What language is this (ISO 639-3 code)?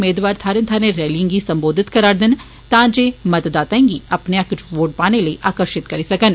doi